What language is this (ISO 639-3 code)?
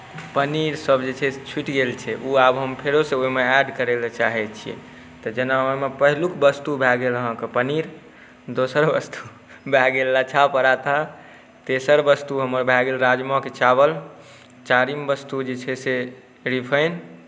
mai